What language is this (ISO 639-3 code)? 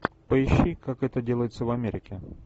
rus